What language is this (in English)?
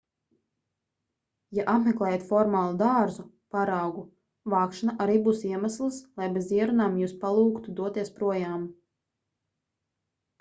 Latvian